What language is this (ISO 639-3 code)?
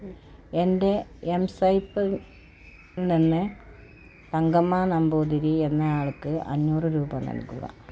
mal